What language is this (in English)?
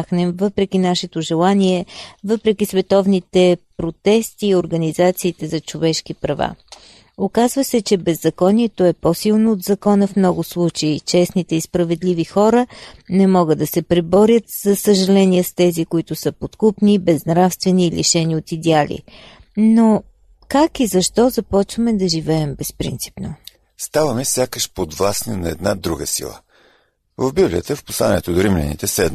Bulgarian